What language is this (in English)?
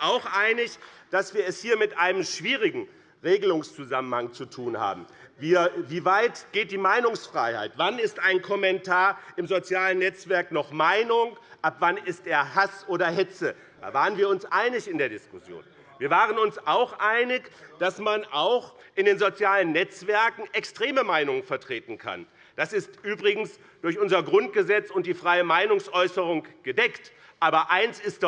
German